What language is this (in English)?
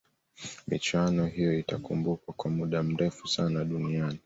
Swahili